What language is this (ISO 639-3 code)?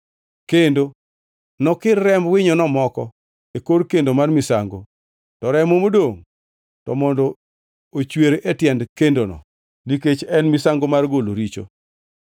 luo